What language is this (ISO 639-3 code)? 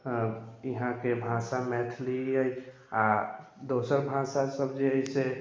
mai